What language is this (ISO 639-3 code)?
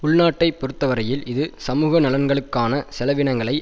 tam